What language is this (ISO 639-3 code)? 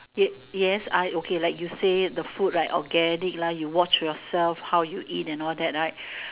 eng